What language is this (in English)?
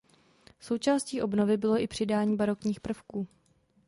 Czech